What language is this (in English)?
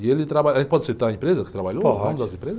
Portuguese